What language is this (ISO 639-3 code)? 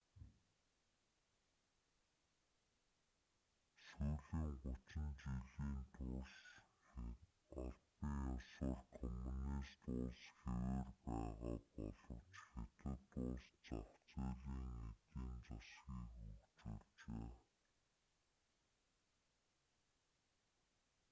mon